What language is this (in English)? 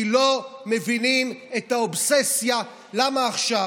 Hebrew